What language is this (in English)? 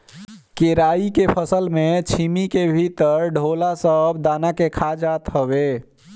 Bhojpuri